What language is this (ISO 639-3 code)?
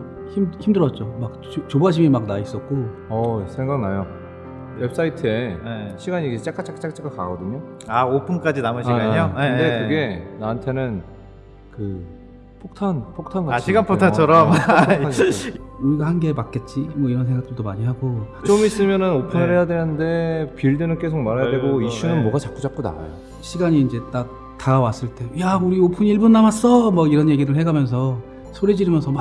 kor